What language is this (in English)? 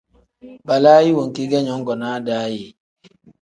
Tem